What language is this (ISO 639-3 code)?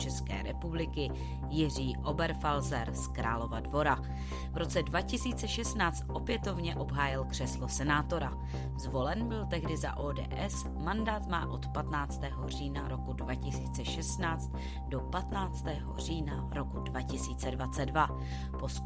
ces